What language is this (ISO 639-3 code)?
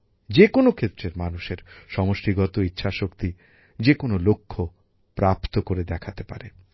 ben